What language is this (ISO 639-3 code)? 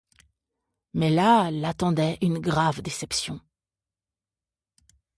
fra